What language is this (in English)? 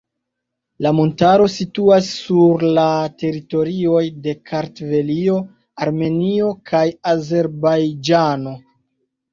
Esperanto